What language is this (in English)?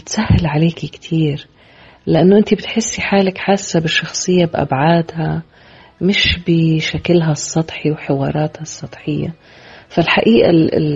Arabic